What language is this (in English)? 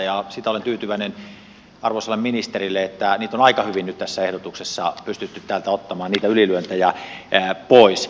Finnish